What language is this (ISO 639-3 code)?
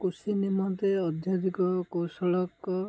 ori